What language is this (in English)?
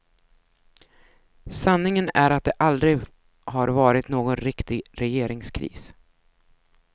Swedish